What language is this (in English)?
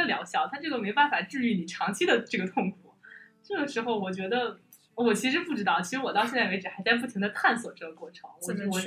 Chinese